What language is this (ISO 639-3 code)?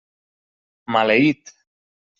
cat